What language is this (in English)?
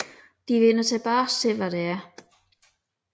Danish